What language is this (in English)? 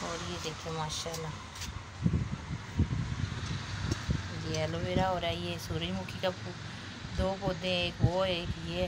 Hindi